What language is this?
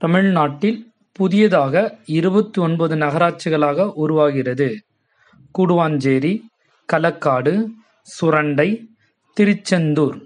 Tamil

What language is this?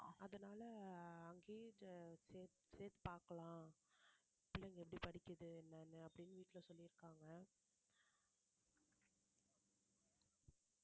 Tamil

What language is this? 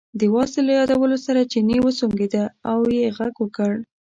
Pashto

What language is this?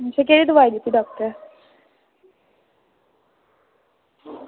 Dogri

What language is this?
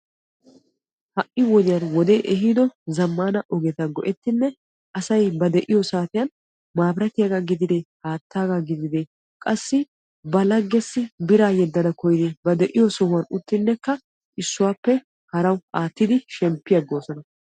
Wolaytta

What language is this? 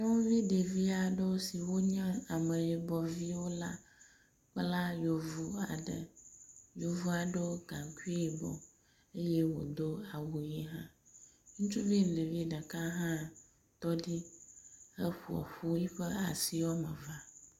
Ewe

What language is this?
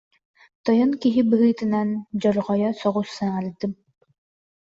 Yakut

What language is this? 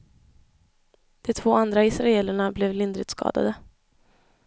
Swedish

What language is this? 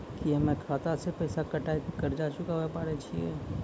Maithili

